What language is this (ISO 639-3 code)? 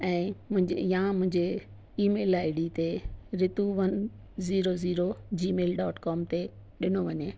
snd